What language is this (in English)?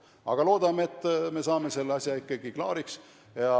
Estonian